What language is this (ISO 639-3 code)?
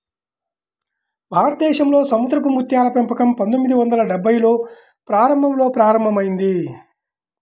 tel